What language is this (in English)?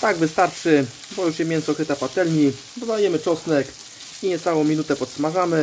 Polish